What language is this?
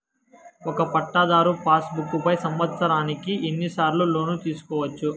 Telugu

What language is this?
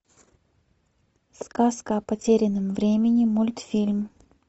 Russian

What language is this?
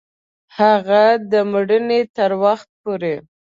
Pashto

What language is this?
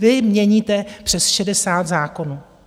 Czech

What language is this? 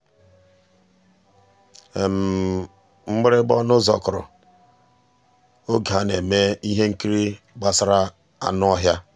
Igbo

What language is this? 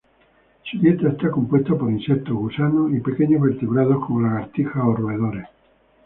Spanish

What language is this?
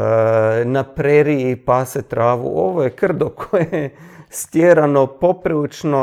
Croatian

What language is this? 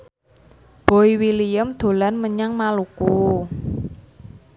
Javanese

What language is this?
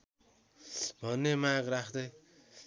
Nepali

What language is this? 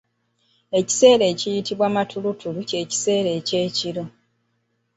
Ganda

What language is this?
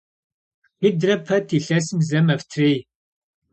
Kabardian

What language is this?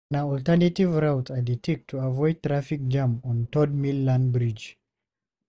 Nigerian Pidgin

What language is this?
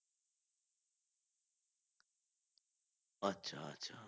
Bangla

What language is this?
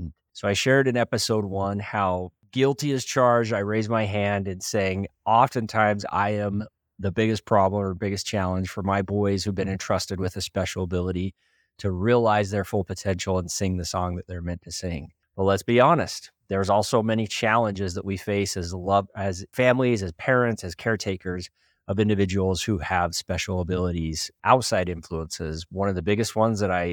English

